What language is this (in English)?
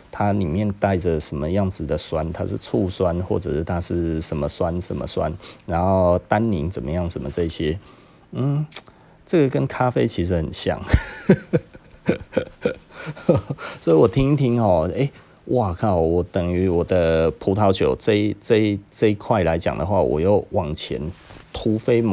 Chinese